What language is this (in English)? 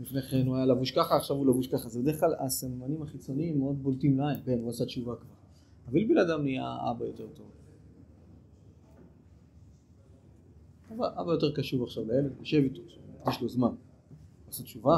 Hebrew